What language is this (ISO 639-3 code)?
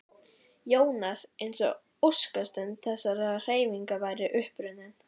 isl